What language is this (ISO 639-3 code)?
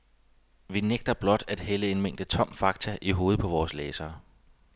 dan